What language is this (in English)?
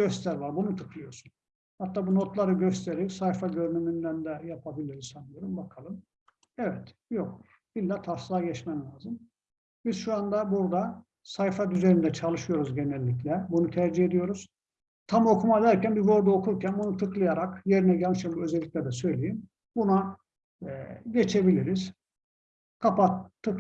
Turkish